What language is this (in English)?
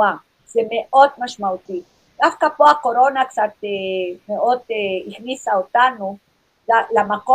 Hebrew